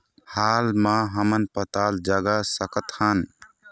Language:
Chhattisgarhi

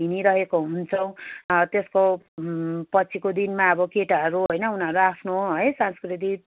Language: Nepali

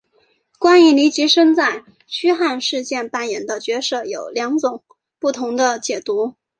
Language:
Chinese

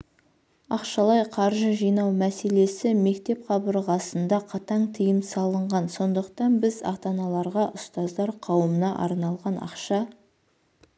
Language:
Kazakh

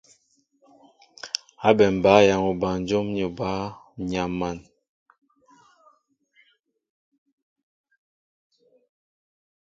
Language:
Mbo (Cameroon)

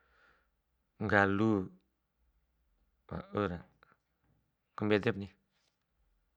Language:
Bima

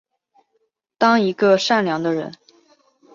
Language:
Chinese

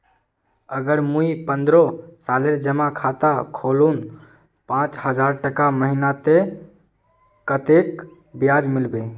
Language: Magahi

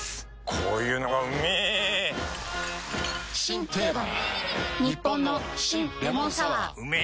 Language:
Japanese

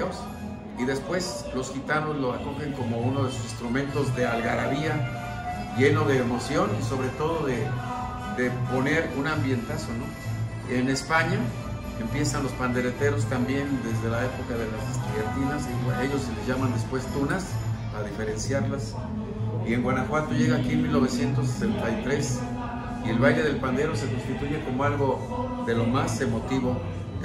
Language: Spanish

